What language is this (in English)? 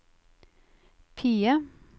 Norwegian